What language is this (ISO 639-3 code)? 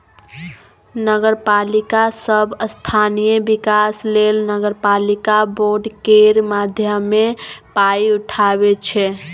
mai